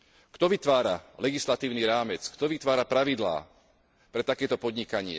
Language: Slovak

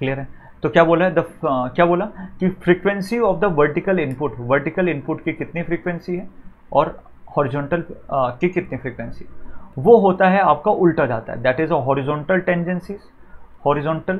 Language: Hindi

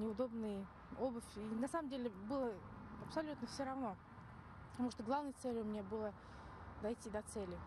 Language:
Russian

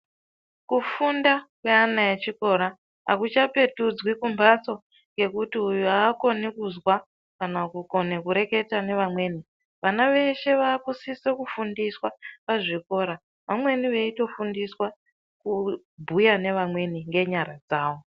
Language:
Ndau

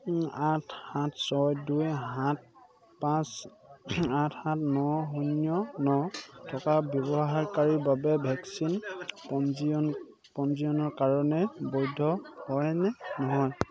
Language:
Assamese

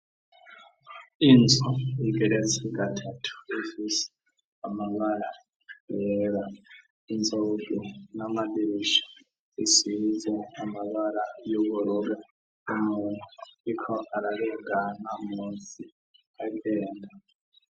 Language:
Rundi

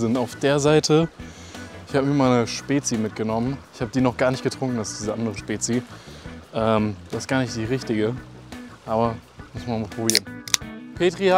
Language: German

